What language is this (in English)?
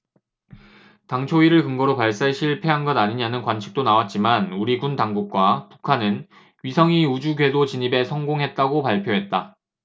Korean